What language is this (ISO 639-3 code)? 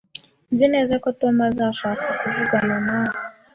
kin